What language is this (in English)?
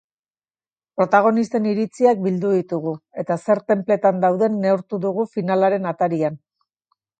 Basque